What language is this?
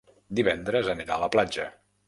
Catalan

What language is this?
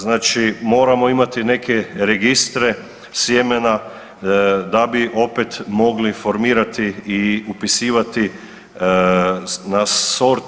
Croatian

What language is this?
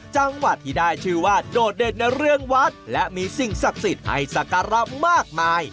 Thai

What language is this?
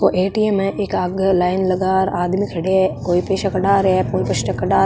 Marwari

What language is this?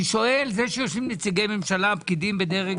Hebrew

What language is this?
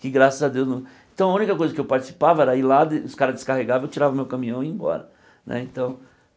Portuguese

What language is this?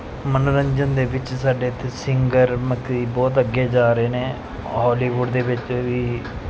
Punjabi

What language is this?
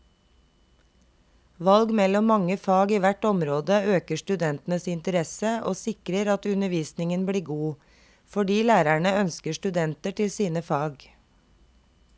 Norwegian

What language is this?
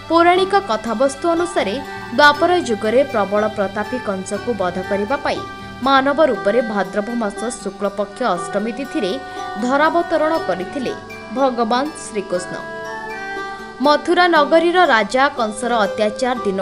Hindi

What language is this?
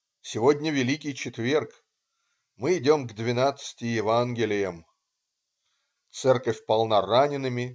Russian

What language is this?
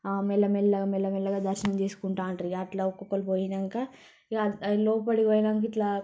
Telugu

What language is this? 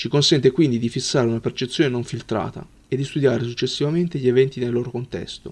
Italian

